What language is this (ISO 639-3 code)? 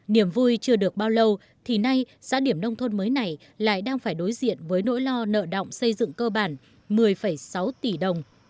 vie